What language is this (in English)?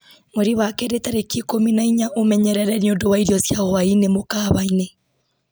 Kikuyu